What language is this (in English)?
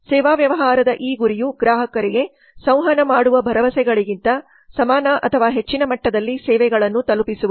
Kannada